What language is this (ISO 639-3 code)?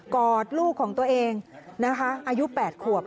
tha